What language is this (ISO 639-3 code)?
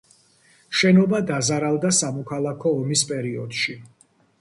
kat